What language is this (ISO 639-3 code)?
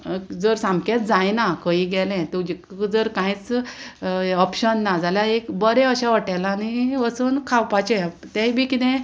kok